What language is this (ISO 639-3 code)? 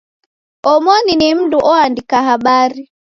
dav